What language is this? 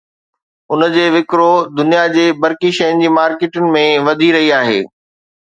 Sindhi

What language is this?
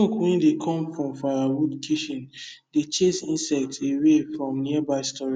Nigerian Pidgin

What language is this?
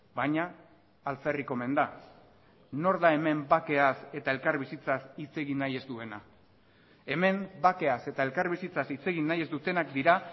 Basque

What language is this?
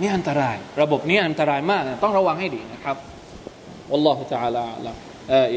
Thai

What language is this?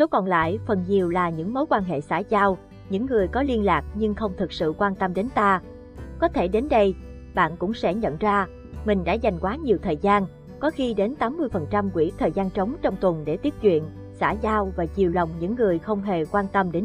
Vietnamese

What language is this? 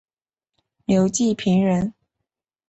Chinese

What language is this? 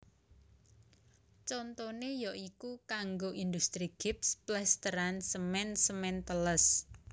Javanese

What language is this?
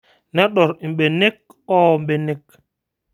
Masai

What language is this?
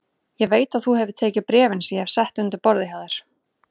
Icelandic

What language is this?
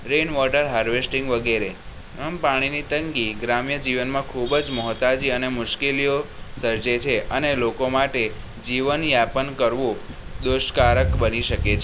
Gujarati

